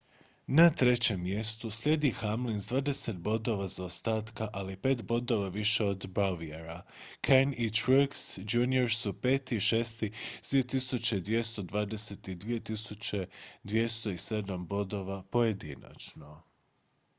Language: Croatian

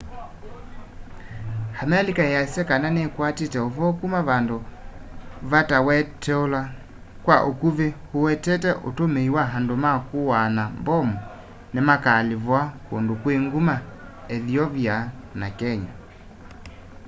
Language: Kamba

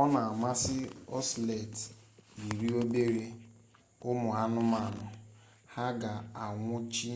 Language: Igbo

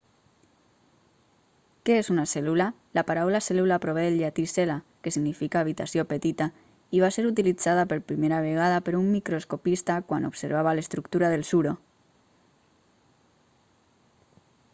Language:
Catalan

